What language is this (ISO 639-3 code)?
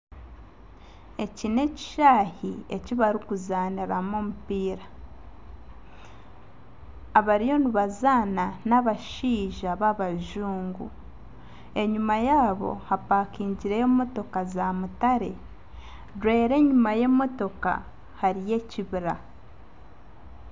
nyn